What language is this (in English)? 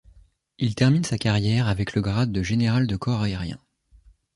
French